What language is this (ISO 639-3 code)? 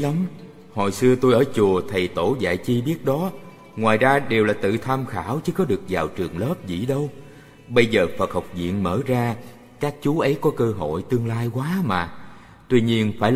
vie